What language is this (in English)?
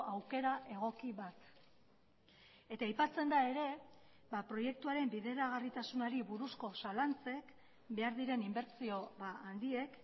Basque